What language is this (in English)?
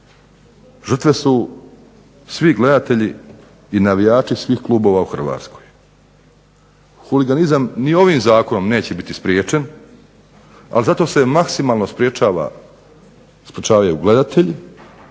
Croatian